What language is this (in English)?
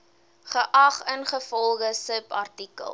Afrikaans